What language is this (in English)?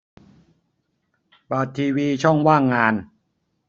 Thai